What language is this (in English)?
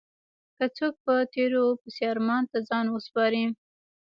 Pashto